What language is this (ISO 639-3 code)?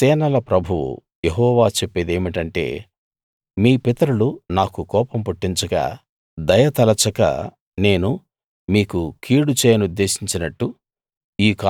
tel